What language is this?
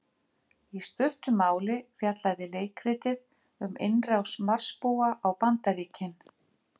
Icelandic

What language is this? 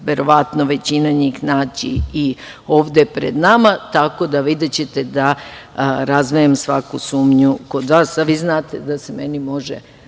Serbian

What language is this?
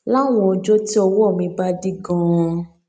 Yoruba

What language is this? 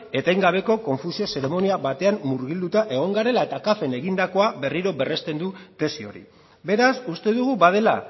Basque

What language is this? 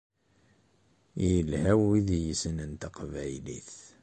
Kabyle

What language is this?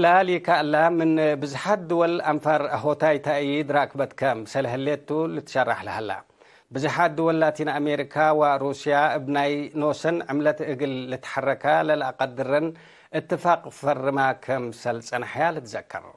Arabic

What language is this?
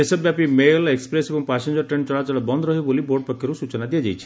Odia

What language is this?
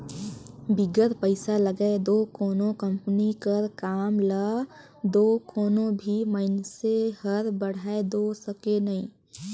Chhattisgarhi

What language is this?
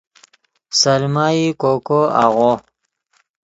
Yidgha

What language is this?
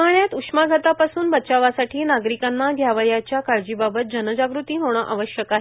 Marathi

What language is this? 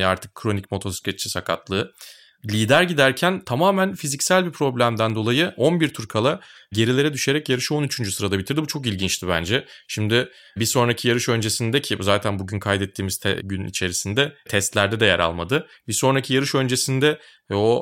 Turkish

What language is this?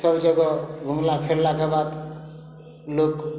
Maithili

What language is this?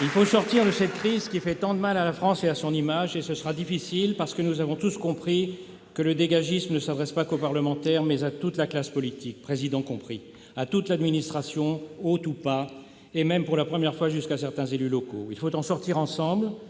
French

